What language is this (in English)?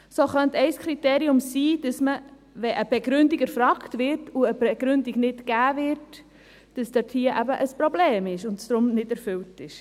Swiss German